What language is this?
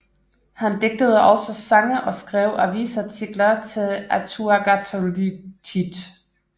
Danish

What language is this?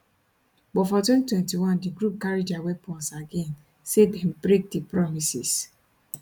Nigerian Pidgin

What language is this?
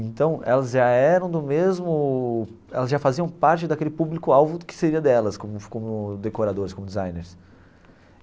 Portuguese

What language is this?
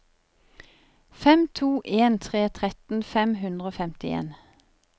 Norwegian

